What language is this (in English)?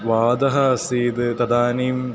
Sanskrit